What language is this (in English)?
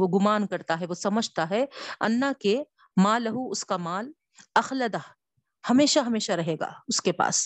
Urdu